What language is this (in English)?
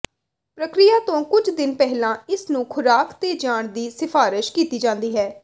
Punjabi